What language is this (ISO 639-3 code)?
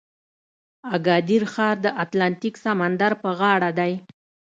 pus